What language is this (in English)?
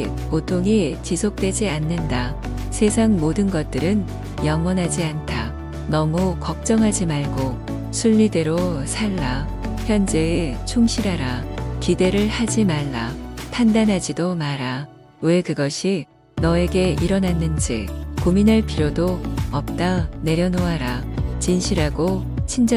Korean